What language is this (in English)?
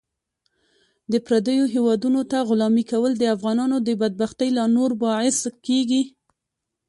Pashto